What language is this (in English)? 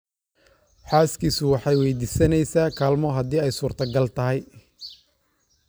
Somali